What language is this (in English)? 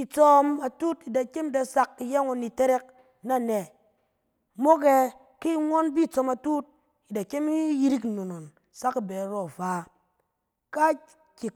Cen